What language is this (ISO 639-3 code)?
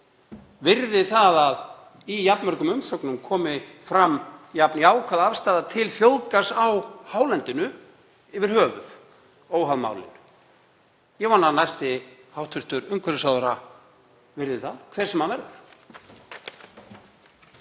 isl